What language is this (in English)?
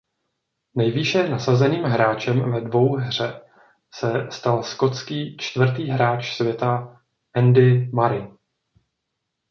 Czech